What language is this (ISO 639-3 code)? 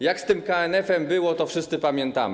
pol